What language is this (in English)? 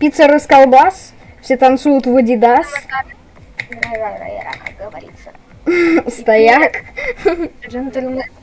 Russian